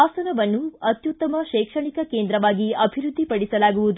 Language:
Kannada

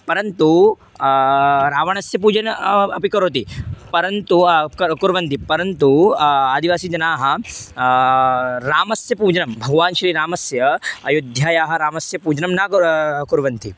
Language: Sanskrit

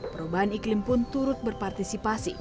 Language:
Indonesian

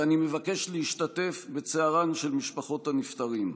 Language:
Hebrew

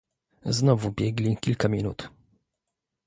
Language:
Polish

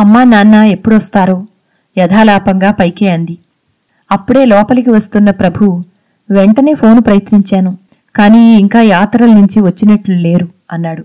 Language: Telugu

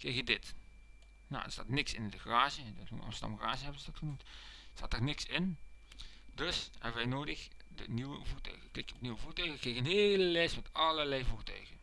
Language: Dutch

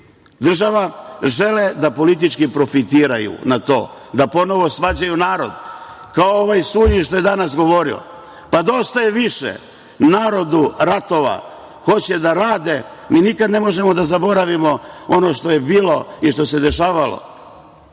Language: Serbian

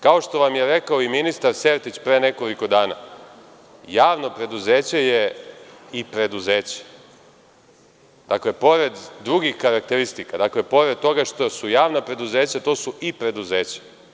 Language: Serbian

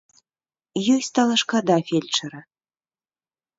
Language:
Belarusian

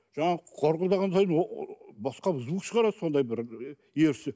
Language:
Kazakh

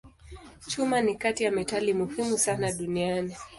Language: Swahili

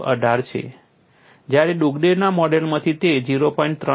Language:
Gujarati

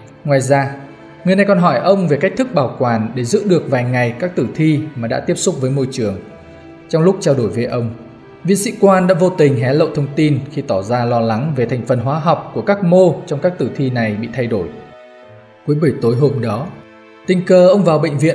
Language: Vietnamese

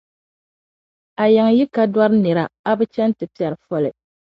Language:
Dagbani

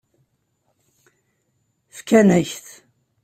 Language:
Kabyle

